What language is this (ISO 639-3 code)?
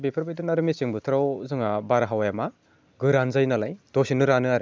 brx